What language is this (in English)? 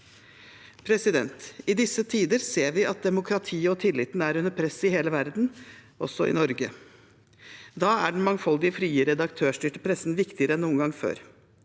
Norwegian